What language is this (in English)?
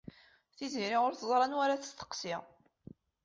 Kabyle